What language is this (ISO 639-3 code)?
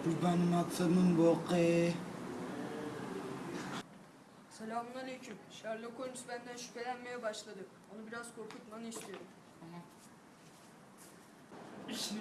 tur